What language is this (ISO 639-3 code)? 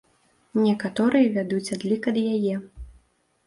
bel